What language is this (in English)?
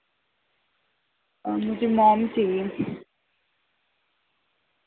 Urdu